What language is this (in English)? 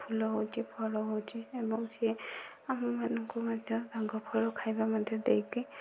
Odia